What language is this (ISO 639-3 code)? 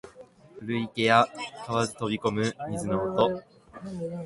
jpn